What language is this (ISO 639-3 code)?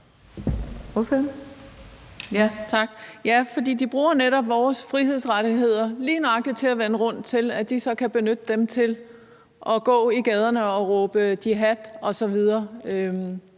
dan